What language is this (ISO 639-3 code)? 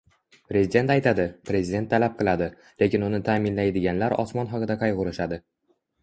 uzb